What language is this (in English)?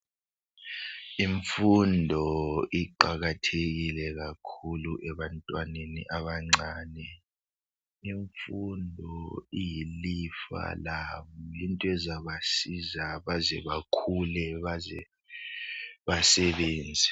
North Ndebele